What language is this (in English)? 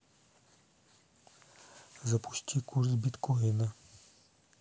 Russian